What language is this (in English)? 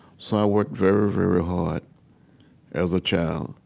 English